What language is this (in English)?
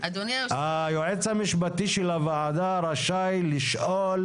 Hebrew